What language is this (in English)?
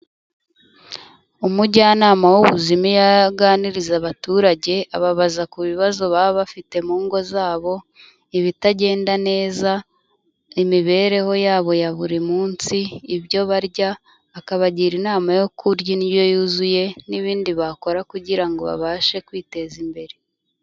Kinyarwanda